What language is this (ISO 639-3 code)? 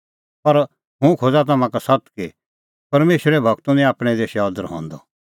kfx